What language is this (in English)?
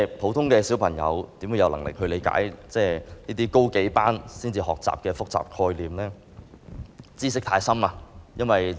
Cantonese